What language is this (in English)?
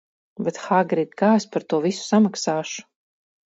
Latvian